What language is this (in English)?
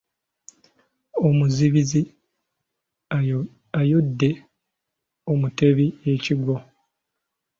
Ganda